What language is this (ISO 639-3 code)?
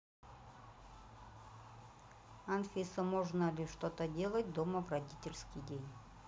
rus